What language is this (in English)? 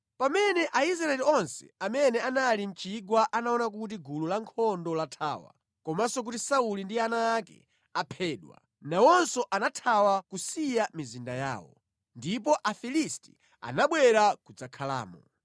Nyanja